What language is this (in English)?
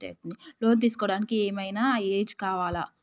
Telugu